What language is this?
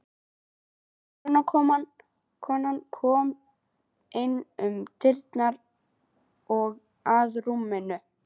Icelandic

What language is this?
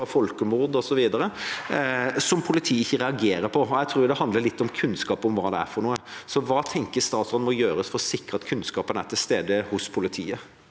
Norwegian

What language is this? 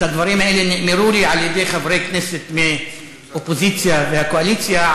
Hebrew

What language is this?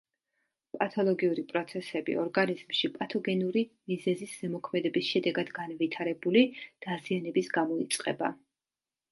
Georgian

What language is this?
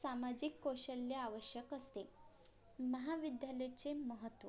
Marathi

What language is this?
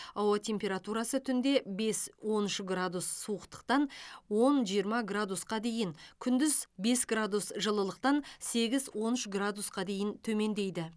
Kazakh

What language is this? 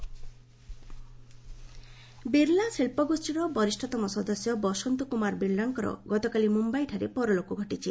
Odia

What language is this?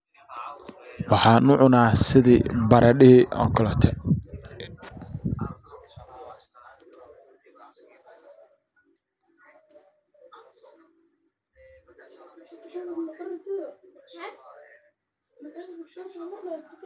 Somali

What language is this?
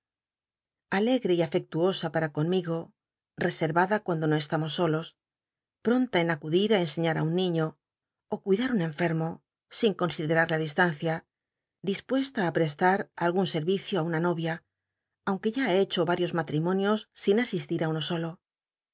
Spanish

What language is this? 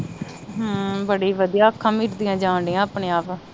Punjabi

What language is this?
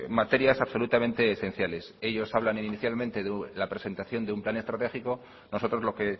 Spanish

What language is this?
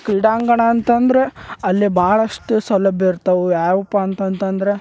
Kannada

